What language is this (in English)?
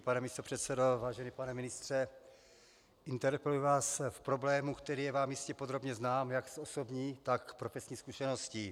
Czech